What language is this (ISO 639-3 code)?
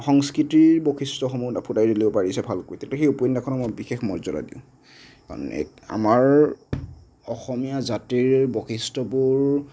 asm